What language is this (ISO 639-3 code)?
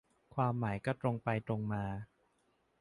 tha